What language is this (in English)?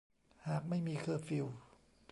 Thai